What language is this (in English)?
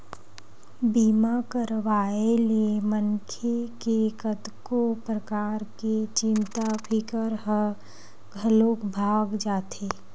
Chhattisgarhi